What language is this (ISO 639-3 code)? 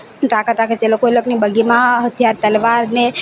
guj